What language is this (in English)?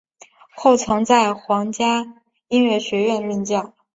Chinese